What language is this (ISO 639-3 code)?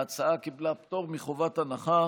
heb